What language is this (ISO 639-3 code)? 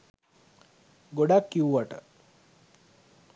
sin